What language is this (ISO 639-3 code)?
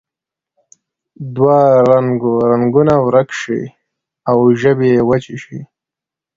pus